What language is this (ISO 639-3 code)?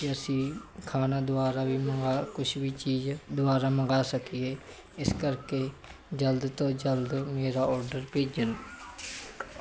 pan